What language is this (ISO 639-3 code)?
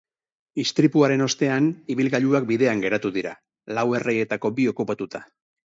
eus